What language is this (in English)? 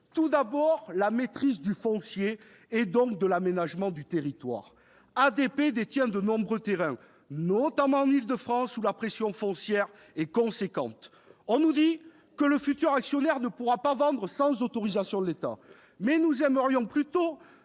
French